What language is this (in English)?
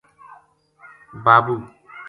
Gujari